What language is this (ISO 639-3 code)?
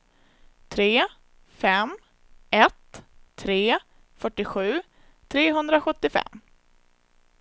swe